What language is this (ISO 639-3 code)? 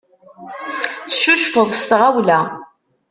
kab